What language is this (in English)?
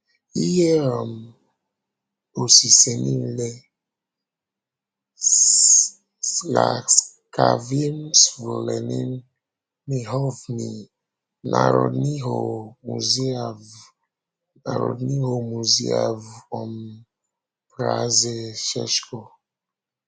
Igbo